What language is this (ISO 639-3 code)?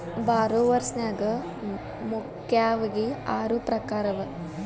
kan